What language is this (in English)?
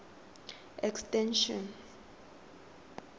Tswana